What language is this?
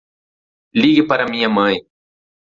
Portuguese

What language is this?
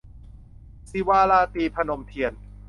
Thai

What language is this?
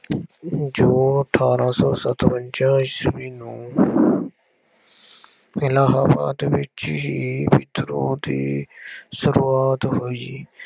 Punjabi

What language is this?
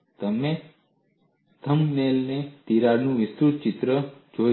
Gujarati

